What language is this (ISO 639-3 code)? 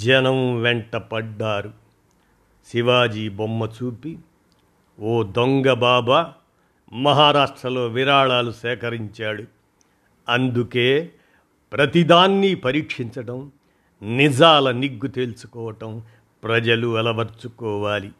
tel